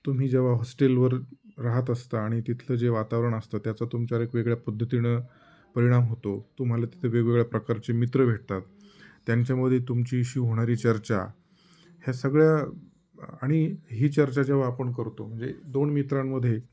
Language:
Marathi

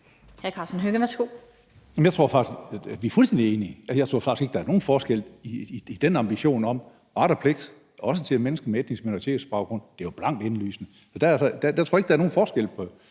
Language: Danish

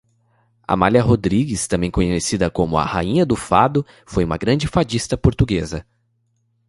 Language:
Portuguese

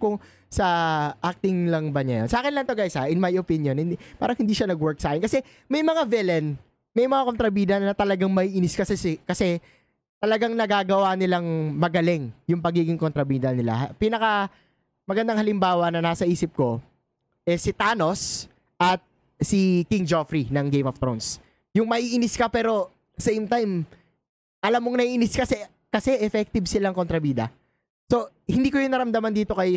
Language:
Filipino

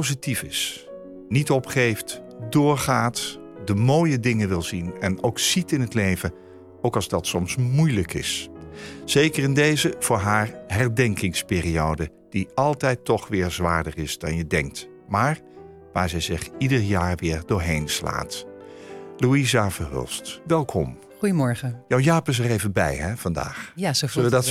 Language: Dutch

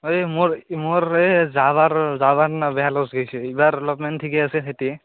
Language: Assamese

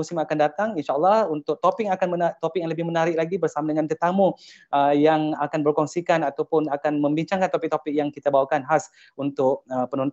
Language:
Malay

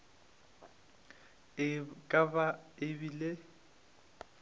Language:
Northern Sotho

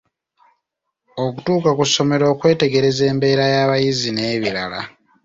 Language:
Ganda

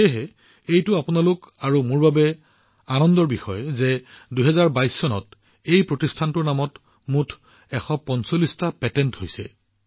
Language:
Assamese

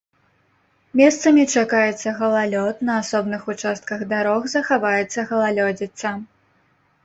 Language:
Belarusian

